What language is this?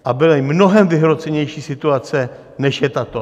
Czech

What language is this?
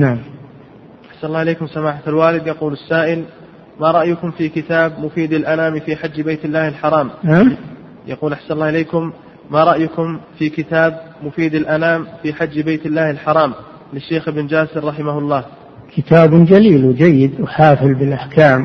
Arabic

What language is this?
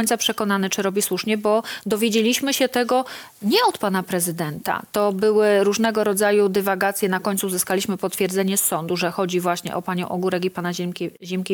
Polish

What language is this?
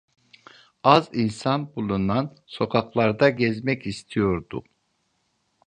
Turkish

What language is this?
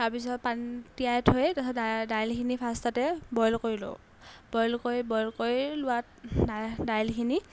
Assamese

